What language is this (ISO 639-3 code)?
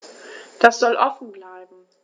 deu